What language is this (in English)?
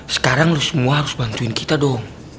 Indonesian